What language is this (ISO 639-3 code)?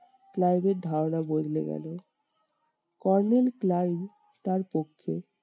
ben